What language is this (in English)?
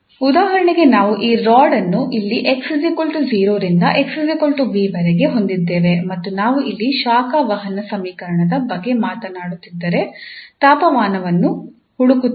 Kannada